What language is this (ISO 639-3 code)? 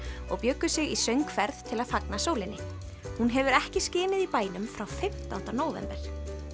isl